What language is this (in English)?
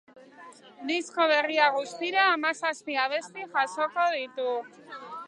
Basque